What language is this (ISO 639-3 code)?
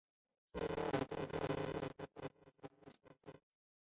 zho